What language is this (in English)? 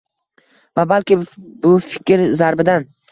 Uzbek